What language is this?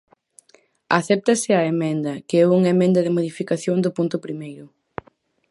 Galician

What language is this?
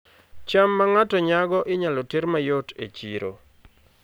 Luo (Kenya and Tanzania)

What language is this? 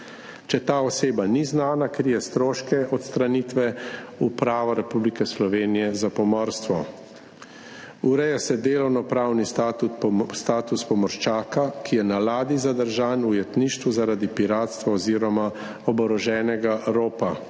Slovenian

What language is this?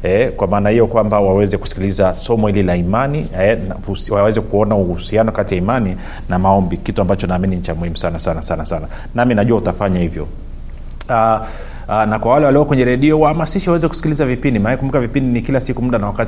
Swahili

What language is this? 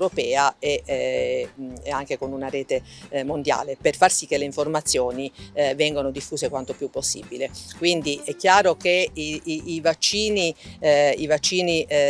Italian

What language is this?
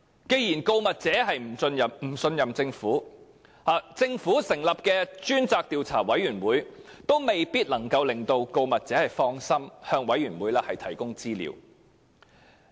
Cantonese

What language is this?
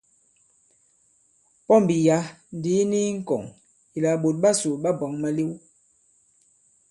Bankon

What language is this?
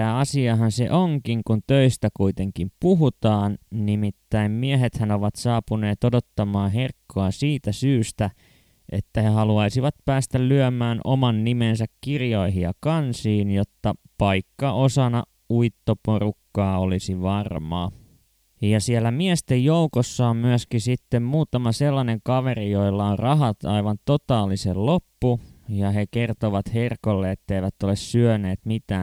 Finnish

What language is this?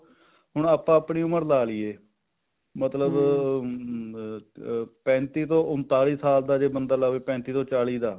Punjabi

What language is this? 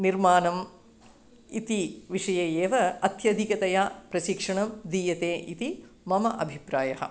Sanskrit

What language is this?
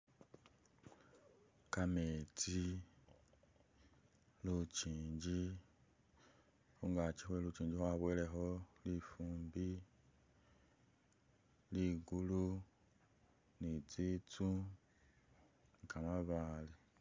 Masaaba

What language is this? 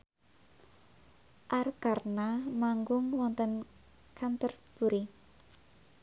Javanese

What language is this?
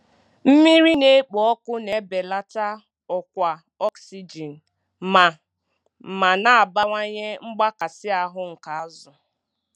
Igbo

